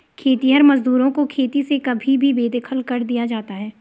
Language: Hindi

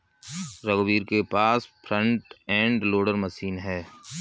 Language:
Hindi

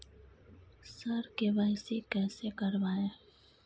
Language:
Maithili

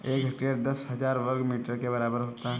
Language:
Hindi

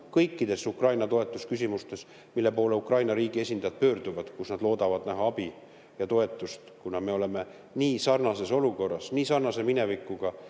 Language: Estonian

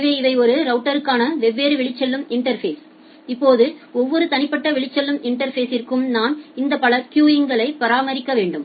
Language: Tamil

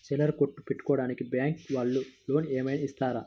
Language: Telugu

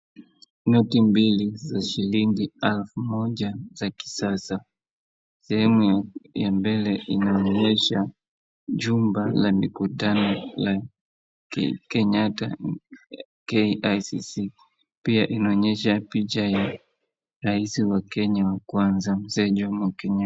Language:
Swahili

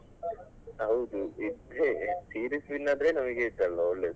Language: Kannada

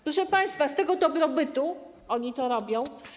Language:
Polish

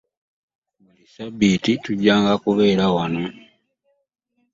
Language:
Ganda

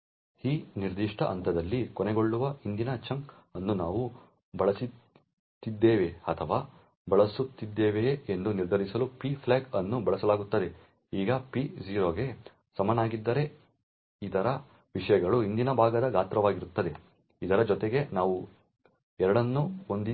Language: Kannada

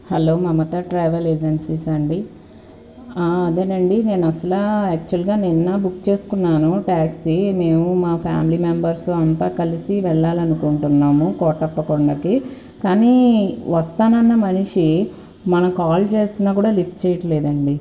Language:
Telugu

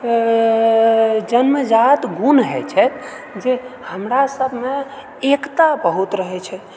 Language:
Maithili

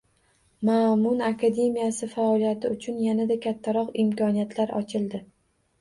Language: Uzbek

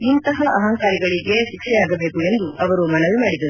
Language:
Kannada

